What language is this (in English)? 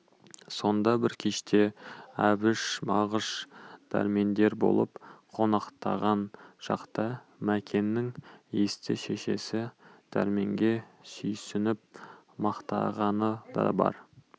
Kazakh